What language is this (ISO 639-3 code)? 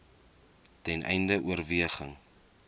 afr